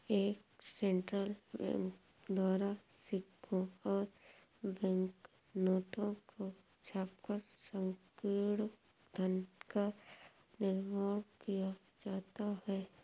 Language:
Hindi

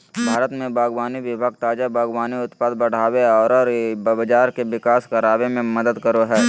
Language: Magahi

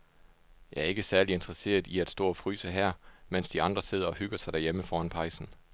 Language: Danish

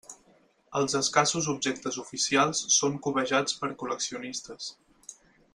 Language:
Catalan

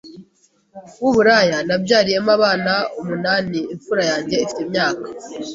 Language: Kinyarwanda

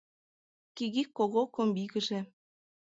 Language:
Mari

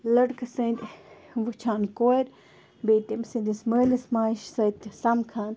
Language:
Kashmiri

